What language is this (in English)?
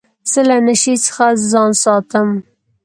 Pashto